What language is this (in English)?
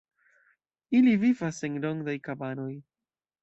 Esperanto